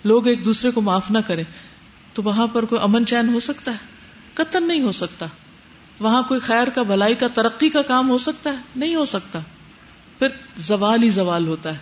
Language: Urdu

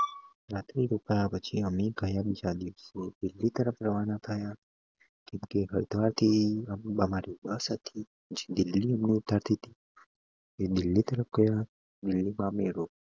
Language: Gujarati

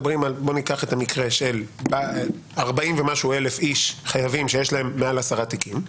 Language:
Hebrew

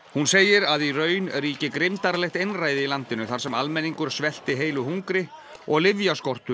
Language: Icelandic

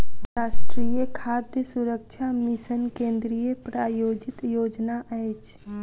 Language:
Maithili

